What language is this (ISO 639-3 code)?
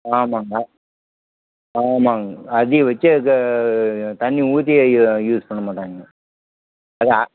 tam